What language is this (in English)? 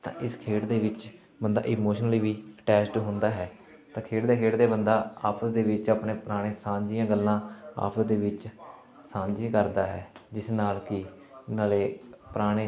Punjabi